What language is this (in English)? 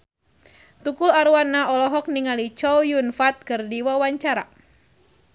Sundanese